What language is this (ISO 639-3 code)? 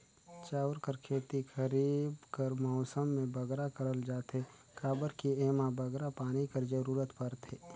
hne